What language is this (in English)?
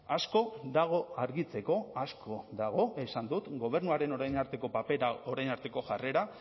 Basque